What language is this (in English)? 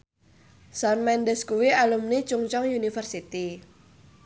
Javanese